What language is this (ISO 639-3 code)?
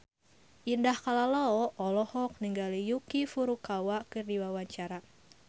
sun